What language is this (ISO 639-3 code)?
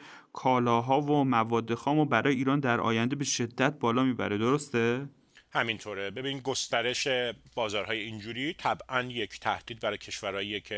fas